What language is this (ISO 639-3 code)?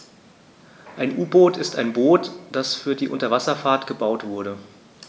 deu